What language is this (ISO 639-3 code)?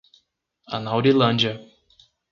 por